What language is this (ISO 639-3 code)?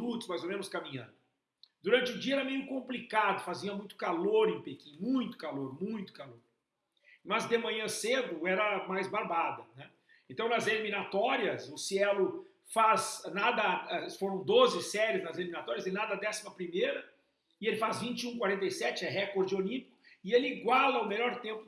por